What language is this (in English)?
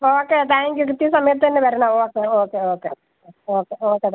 Malayalam